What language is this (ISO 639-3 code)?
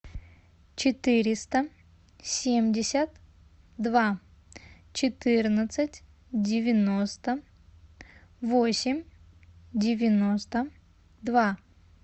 rus